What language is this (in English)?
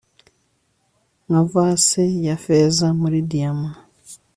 Kinyarwanda